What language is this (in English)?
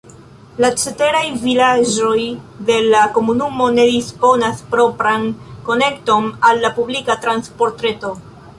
Esperanto